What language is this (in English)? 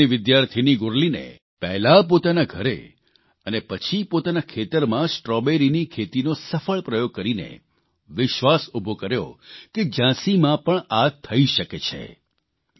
Gujarati